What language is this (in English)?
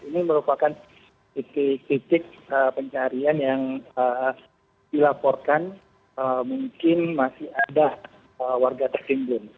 Indonesian